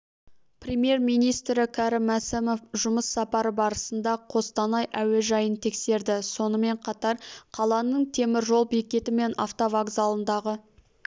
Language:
Kazakh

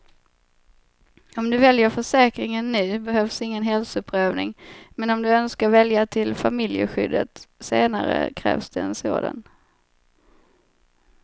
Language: Swedish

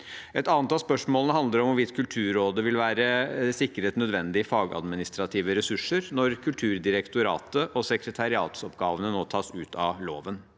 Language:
Norwegian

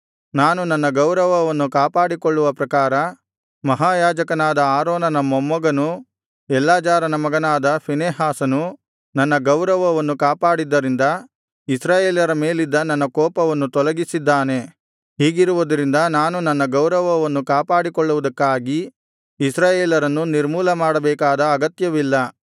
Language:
Kannada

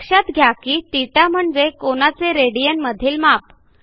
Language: Marathi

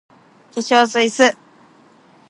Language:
Japanese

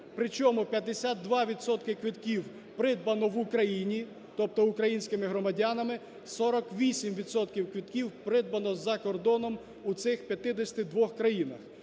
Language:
Ukrainian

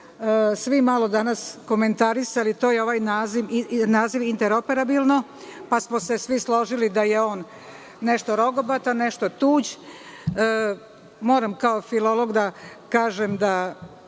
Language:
Serbian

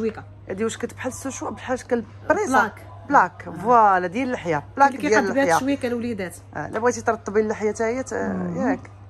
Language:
Arabic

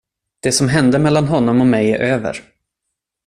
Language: Swedish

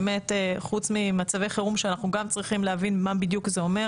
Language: Hebrew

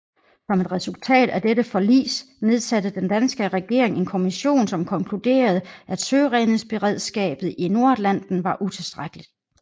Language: Danish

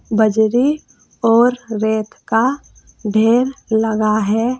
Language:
Hindi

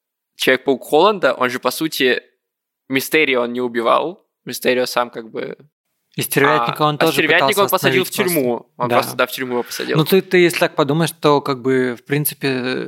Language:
Russian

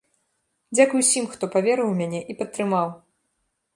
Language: Belarusian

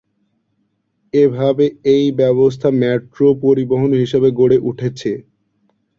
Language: Bangla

